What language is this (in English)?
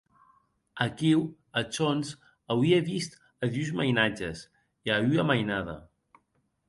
Occitan